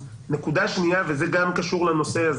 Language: Hebrew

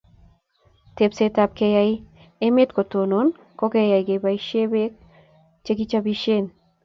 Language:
Kalenjin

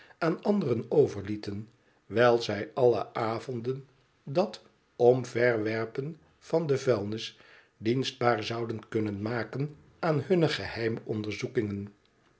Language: Dutch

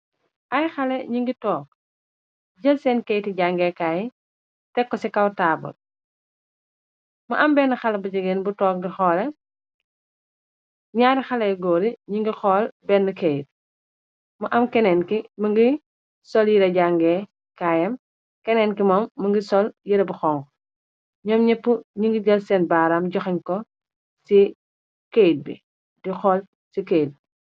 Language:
Wolof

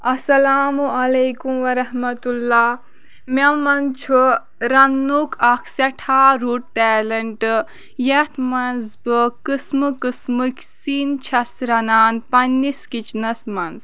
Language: Kashmiri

